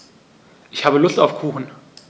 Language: German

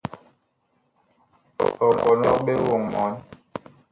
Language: Bakoko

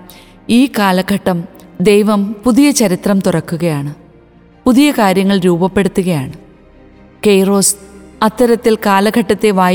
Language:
Malayalam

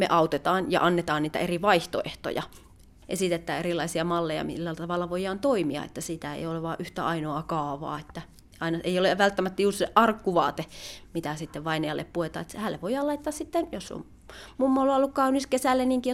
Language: Finnish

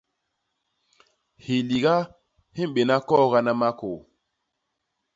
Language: Basaa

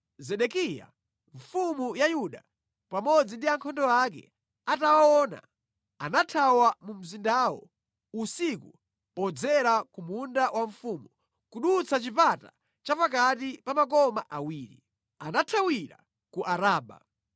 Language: Nyanja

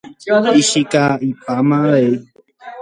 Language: Guarani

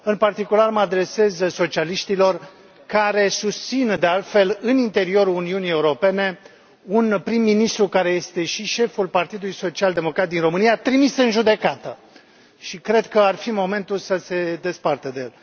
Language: Romanian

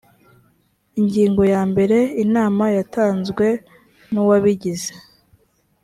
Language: Kinyarwanda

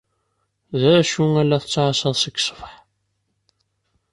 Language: Kabyle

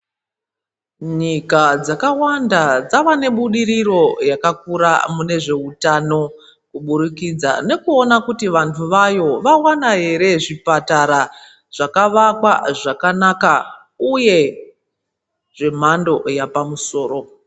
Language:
Ndau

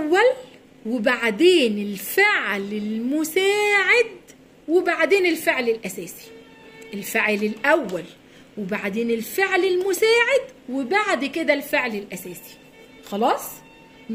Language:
Arabic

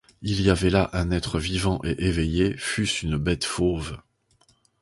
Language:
French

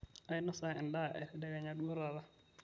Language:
Masai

